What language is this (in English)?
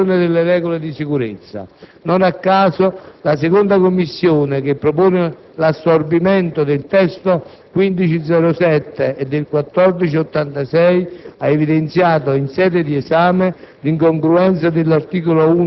Italian